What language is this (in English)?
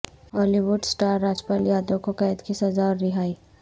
Urdu